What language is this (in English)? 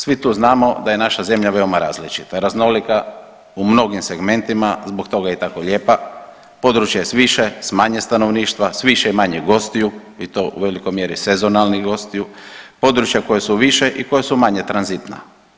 Croatian